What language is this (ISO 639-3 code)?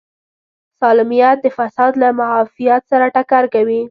pus